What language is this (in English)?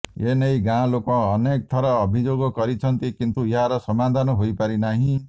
Odia